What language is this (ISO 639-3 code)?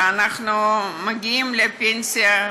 heb